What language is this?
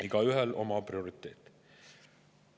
Estonian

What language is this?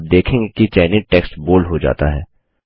Hindi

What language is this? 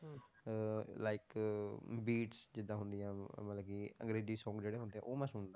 Punjabi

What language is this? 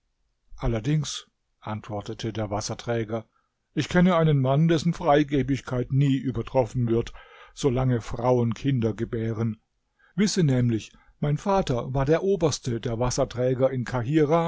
German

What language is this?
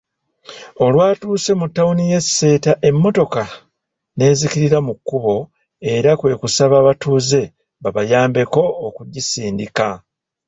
Ganda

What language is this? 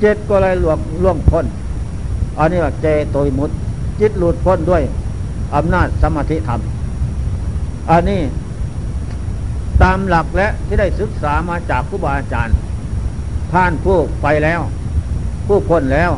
Thai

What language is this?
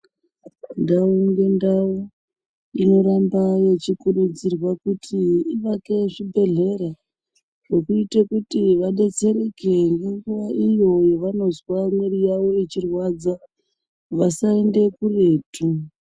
Ndau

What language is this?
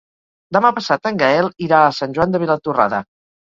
Catalan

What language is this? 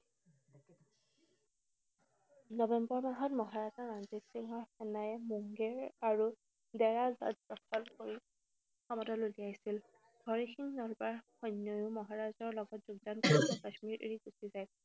Assamese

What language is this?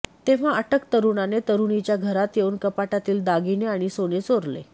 Marathi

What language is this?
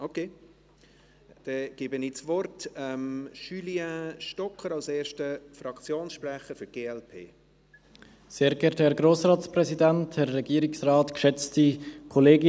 Swiss German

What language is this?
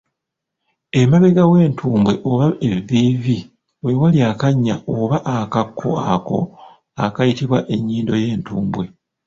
Ganda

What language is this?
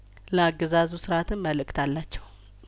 Amharic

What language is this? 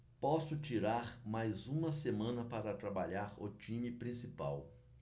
Portuguese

